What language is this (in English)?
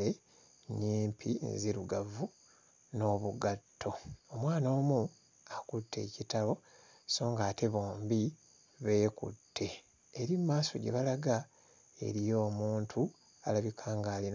Ganda